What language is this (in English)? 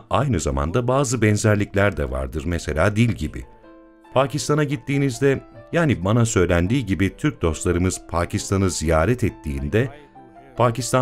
Turkish